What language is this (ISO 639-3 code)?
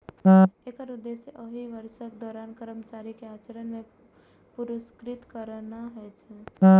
mai